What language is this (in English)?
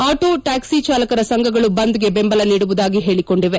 Kannada